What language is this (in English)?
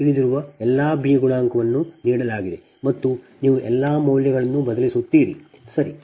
Kannada